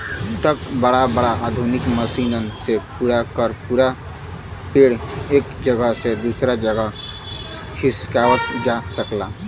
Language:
Bhojpuri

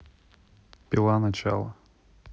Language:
Russian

